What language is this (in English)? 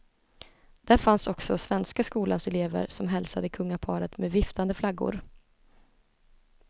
Swedish